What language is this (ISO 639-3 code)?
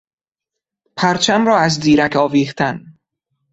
fas